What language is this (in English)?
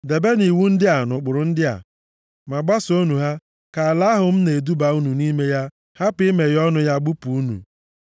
Igbo